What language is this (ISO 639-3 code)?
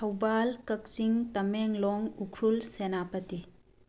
mni